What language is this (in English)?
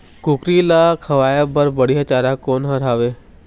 Chhattisgarhi